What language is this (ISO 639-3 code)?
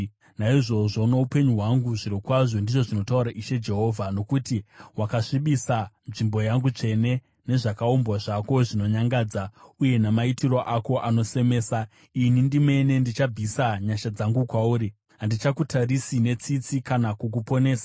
sna